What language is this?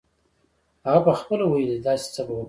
Pashto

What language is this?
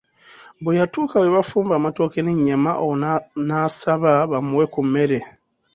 Ganda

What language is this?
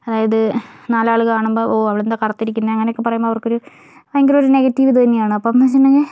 Malayalam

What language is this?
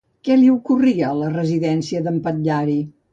Catalan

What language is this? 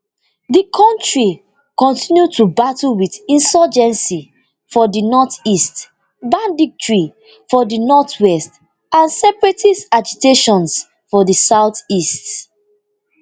Nigerian Pidgin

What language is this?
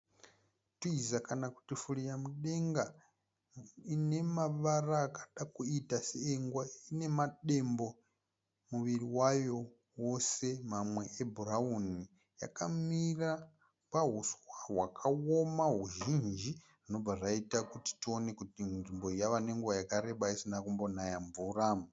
Shona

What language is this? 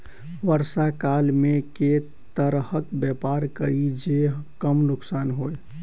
Maithili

